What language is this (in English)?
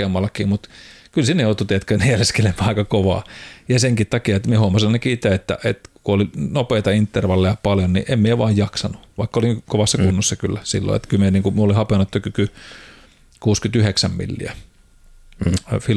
Finnish